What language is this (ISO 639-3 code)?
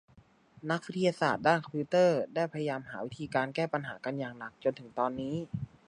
tha